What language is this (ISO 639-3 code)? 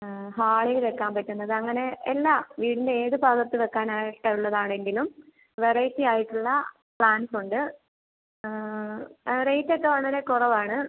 mal